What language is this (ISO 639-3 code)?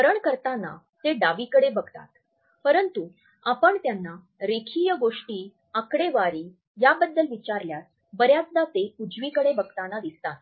mar